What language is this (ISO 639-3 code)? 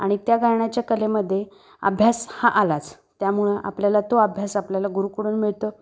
mar